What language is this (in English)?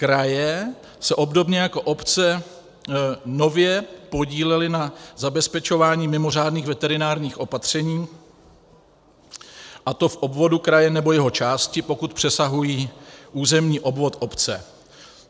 Czech